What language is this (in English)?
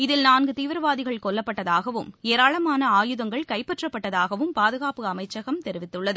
Tamil